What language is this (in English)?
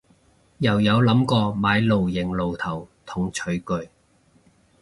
Cantonese